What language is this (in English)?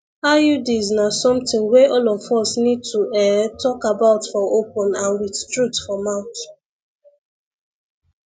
Nigerian Pidgin